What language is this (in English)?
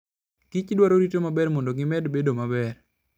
Luo (Kenya and Tanzania)